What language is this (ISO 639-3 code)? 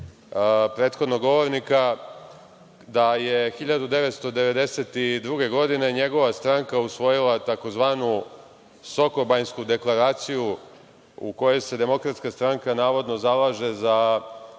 srp